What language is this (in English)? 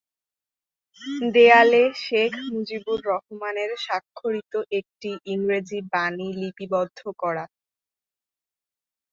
Bangla